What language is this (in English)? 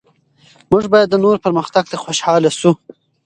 Pashto